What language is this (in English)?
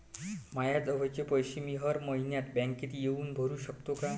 Marathi